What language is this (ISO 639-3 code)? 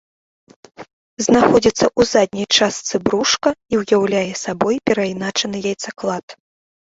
bel